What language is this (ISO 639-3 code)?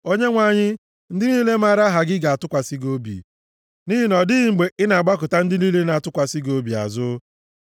ibo